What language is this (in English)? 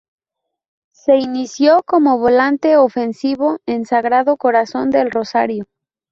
Spanish